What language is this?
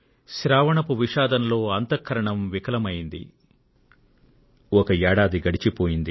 Telugu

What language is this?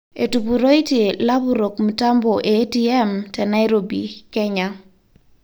Masai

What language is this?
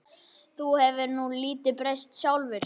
Icelandic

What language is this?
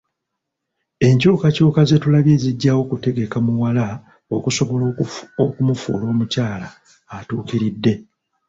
Ganda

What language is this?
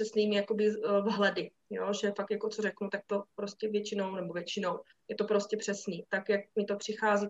Czech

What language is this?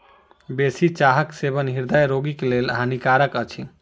Maithili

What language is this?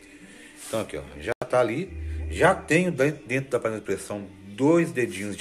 Portuguese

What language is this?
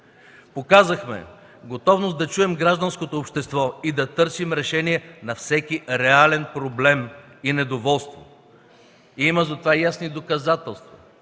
Bulgarian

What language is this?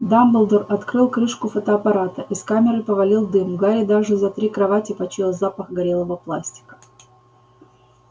Russian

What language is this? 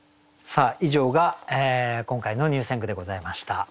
Japanese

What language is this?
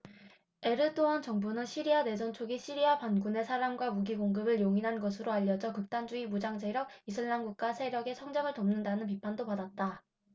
Korean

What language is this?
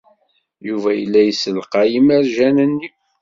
Kabyle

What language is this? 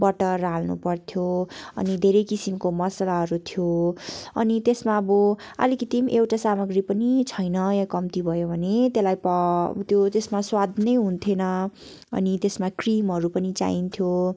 Nepali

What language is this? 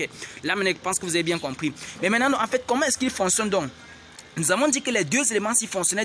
French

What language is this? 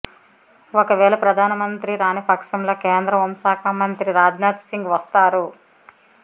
Telugu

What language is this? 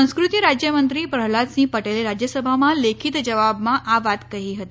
Gujarati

